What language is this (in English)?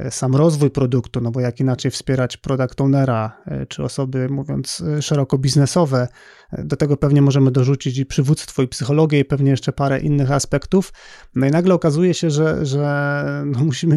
Polish